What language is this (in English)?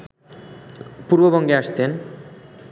Bangla